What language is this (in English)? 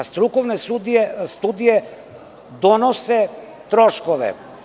Serbian